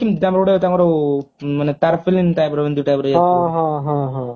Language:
Odia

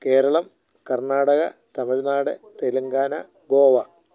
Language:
Malayalam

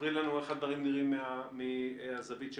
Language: Hebrew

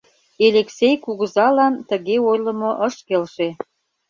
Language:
Mari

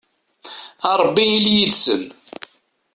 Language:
Kabyle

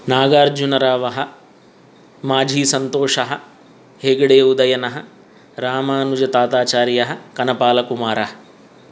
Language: Sanskrit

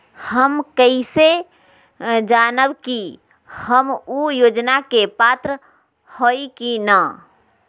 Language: Magahi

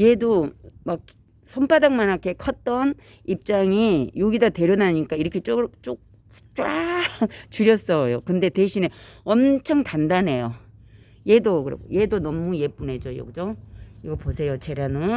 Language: Korean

